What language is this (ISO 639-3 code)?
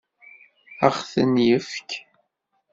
kab